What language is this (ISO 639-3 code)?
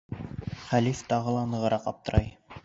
bak